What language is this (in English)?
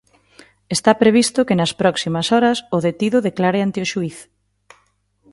Galician